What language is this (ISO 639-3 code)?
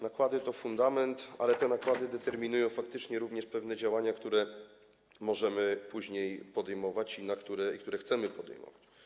pol